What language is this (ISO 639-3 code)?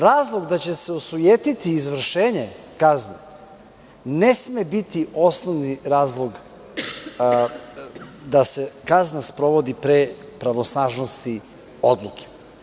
srp